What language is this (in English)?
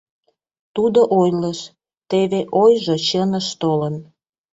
Mari